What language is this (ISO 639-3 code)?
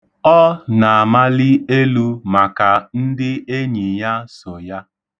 ibo